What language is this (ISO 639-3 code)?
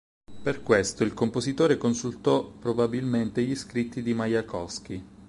ita